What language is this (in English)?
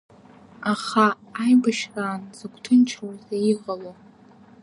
Abkhazian